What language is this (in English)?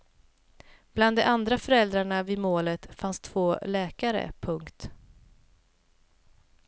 Swedish